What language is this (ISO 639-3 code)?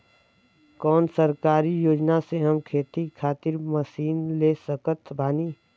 bho